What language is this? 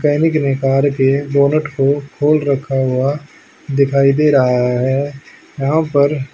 Hindi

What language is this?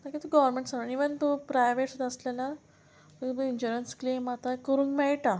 Konkani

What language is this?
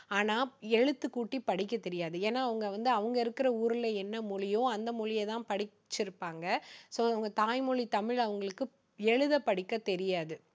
Tamil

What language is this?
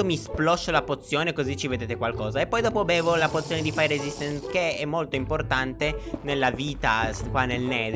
Italian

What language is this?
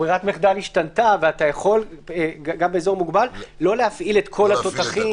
Hebrew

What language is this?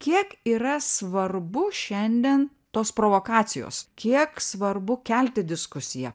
Lithuanian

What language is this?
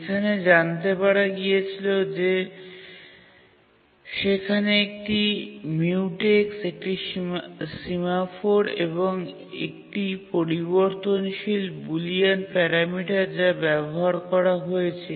Bangla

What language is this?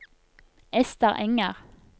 Norwegian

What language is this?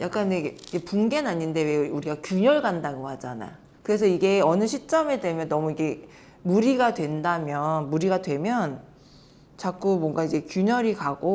Korean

